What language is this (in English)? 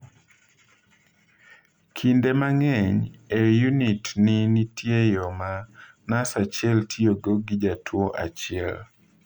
Luo (Kenya and Tanzania)